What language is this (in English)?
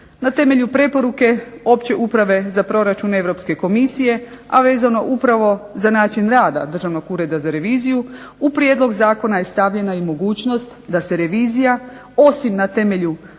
Croatian